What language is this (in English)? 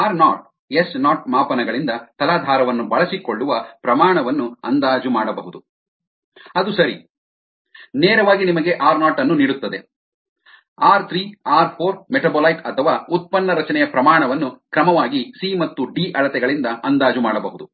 Kannada